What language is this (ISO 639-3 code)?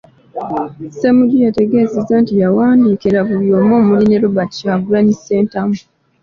lug